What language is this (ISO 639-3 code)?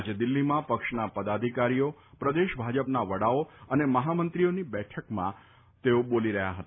guj